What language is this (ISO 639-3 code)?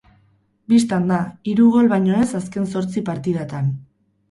eus